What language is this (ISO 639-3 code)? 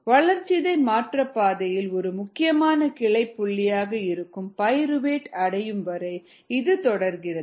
tam